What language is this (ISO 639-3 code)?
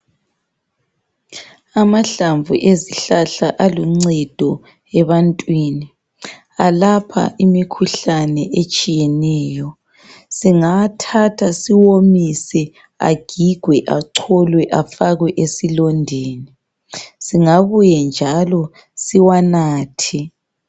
nde